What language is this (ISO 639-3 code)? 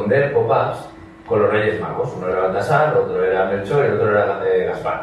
spa